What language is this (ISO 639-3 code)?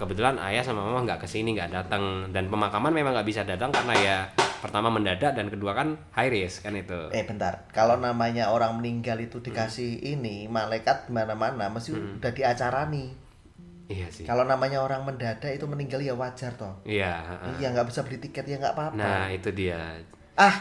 ind